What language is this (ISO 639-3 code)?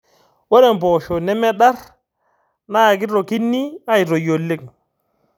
mas